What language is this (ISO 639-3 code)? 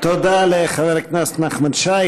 heb